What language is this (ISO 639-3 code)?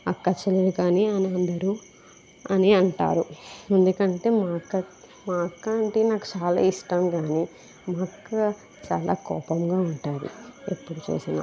tel